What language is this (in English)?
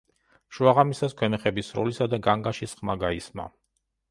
Georgian